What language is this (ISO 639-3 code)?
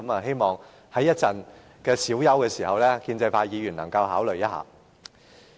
yue